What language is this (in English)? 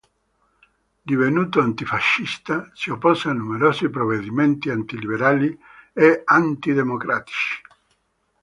Italian